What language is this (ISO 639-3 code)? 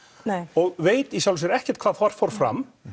isl